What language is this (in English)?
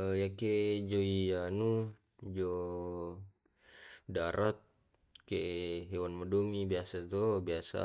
Tae'